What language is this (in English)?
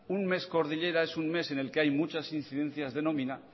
Spanish